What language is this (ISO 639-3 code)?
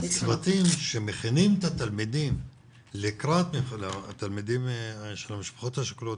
heb